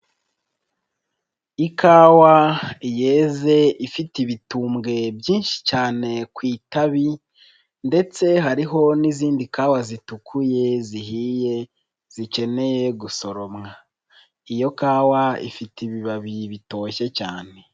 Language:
Kinyarwanda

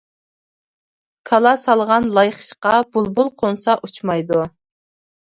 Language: Uyghur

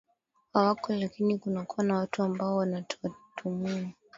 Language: Swahili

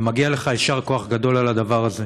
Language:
Hebrew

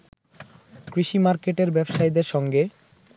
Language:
Bangla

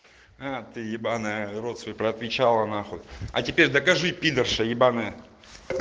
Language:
Russian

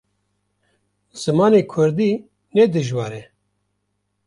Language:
Kurdish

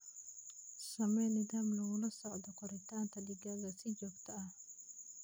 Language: Somali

